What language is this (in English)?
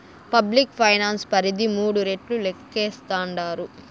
Telugu